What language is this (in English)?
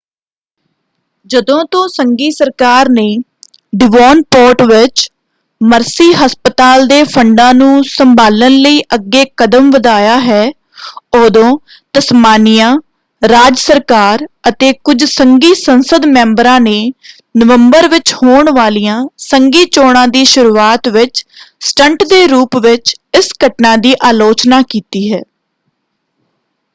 Punjabi